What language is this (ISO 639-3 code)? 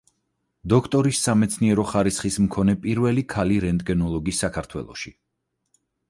kat